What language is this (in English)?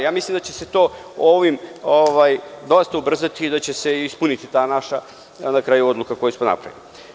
Serbian